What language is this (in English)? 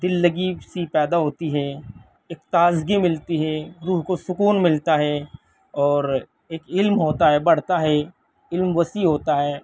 Urdu